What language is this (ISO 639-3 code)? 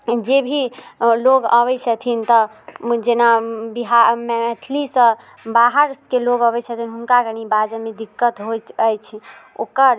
mai